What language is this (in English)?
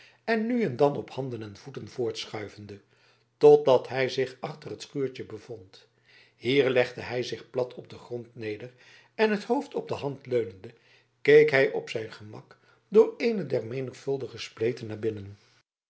Dutch